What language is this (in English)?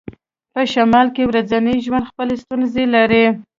Pashto